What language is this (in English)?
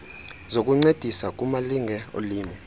Xhosa